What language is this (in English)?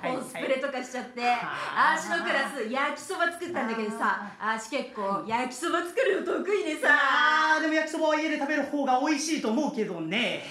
Japanese